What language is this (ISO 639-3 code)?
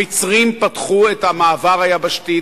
heb